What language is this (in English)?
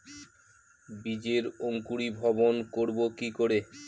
Bangla